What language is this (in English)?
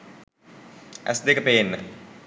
Sinhala